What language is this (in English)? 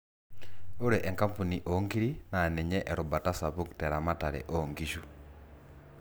Masai